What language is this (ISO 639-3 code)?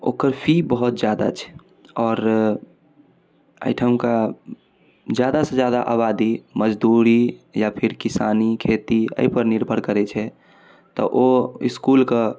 mai